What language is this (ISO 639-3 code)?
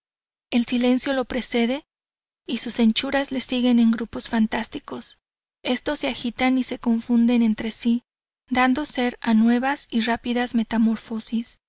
spa